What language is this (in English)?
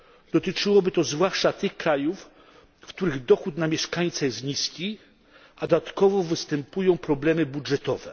Polish